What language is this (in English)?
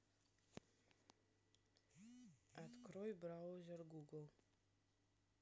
Russian